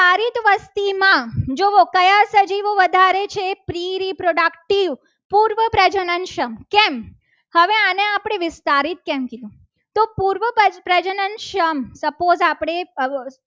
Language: Gujarati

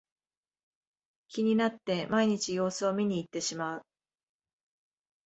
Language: Japanese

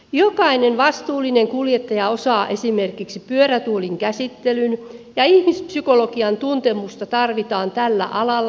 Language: Finnish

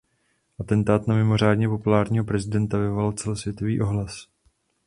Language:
Czech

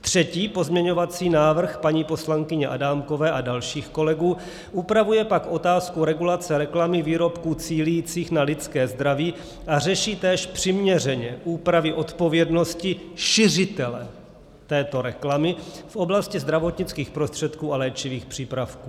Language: Czech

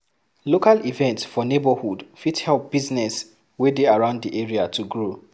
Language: Nigerian Pidgin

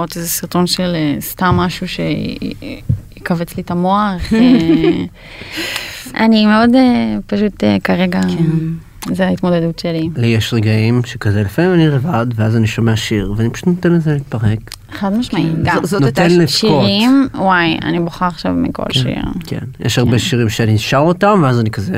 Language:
Hebrew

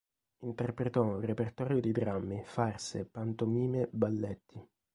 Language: Italian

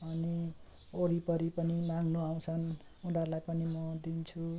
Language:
Nepali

